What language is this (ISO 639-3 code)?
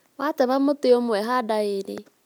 kik